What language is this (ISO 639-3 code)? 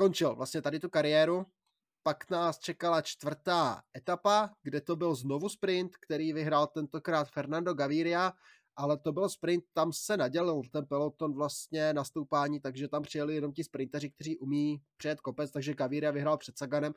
ces